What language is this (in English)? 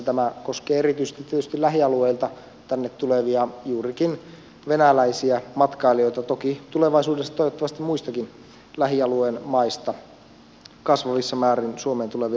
Finnish